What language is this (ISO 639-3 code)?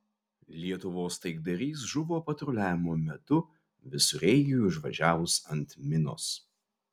lit